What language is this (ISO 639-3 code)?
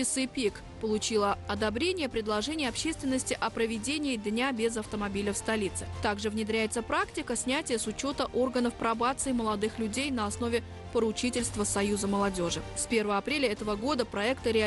rus